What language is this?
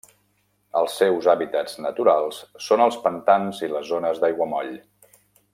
Catalan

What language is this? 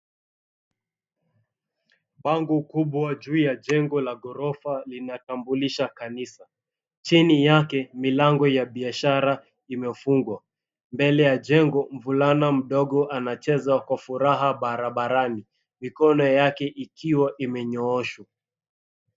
Swahili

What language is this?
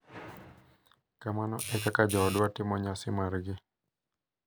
Luo (Kenya and Tanzania)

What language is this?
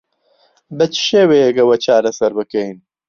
Central Kurdish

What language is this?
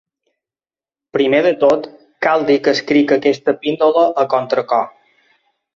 Catalan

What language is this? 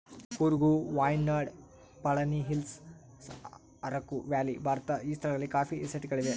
Kannada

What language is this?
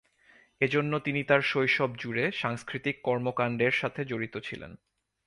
Bangla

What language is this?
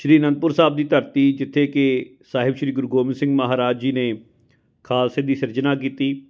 Punjabi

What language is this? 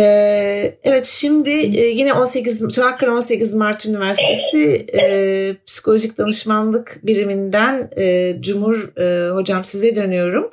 Turkish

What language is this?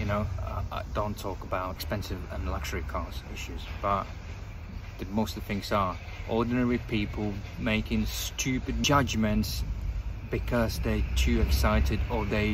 English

